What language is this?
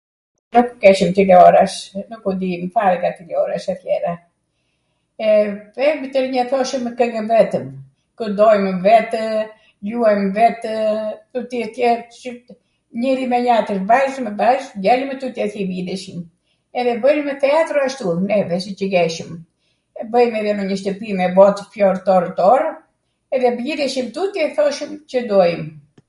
Arvanitika Albanian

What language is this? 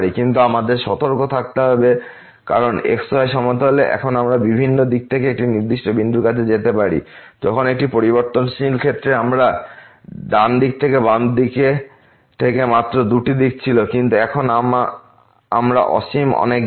Bangla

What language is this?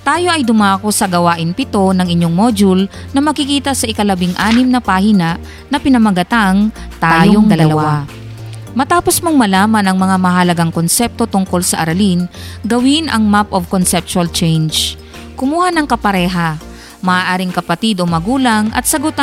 Filipino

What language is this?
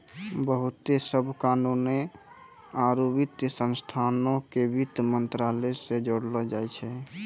Maithili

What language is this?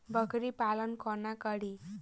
Maithili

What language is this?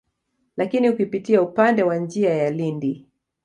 Swahili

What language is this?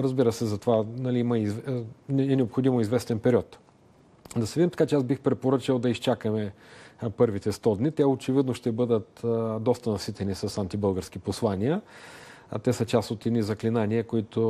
Bulgarian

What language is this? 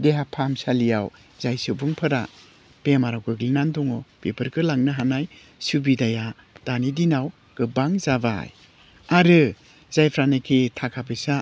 Bodo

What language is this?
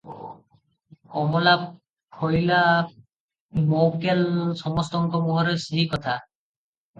Odia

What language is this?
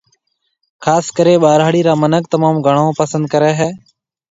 Marwari (Pakistan)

